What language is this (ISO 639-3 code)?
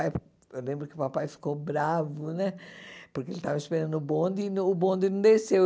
por